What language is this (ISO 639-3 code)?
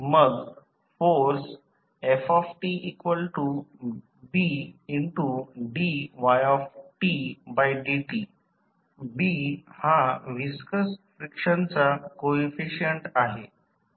mar